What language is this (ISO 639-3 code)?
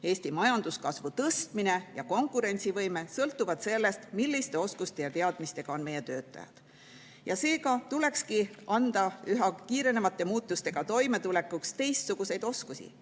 est